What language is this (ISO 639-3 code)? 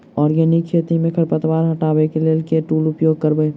mai